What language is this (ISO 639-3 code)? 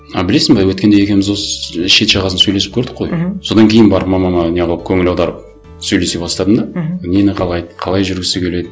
kaz